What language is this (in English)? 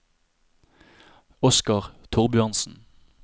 Norwegian